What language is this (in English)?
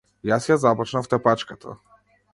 Macedonian